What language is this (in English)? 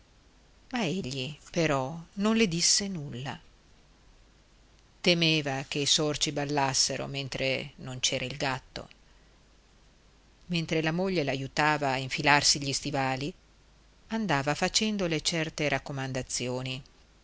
Italian